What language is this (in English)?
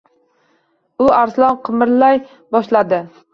Uzbek